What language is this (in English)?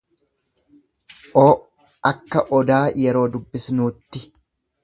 Oromo